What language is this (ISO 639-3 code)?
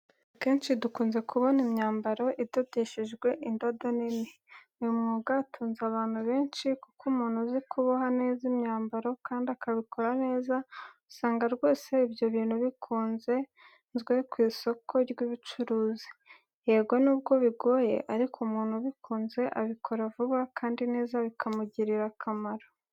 kin